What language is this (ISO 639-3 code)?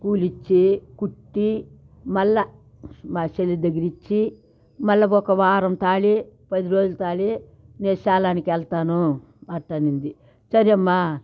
tel